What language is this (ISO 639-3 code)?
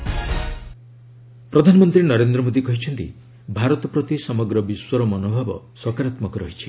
ori